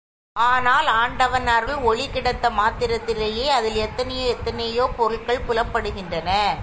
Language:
Tamil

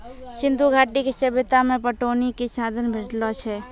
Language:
Maithili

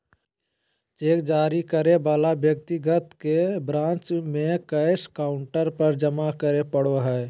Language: Magahi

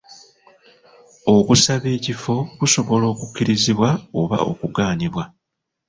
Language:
Ganda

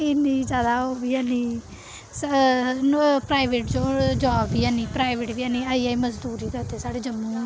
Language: Dogri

